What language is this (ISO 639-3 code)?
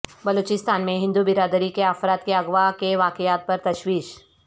urd